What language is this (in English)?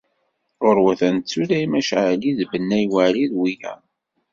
Kabyle